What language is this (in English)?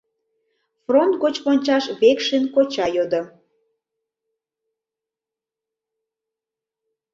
Mari